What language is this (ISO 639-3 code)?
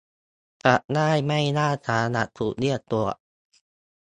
tha